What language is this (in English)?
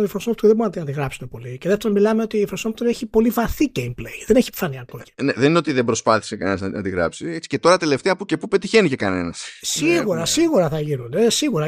Greek